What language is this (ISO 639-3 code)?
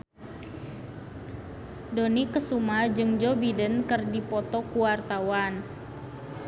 sun